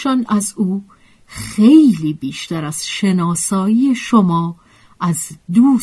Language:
Persian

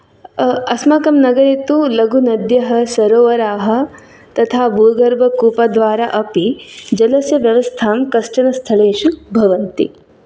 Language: Sanskrit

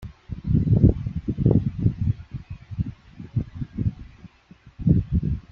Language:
Kabyle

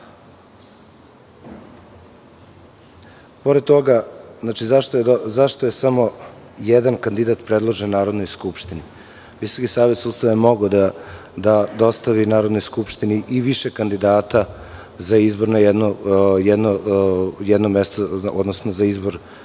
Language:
Serbian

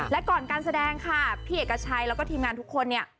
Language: Thai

